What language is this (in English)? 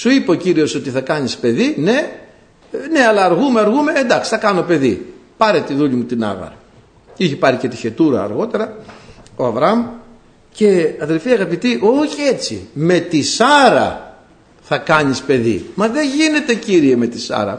Greek